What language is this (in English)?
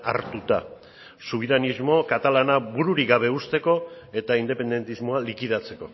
Basque